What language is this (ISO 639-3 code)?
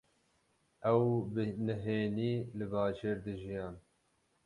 kur